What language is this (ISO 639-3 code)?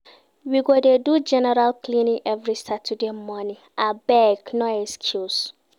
pcm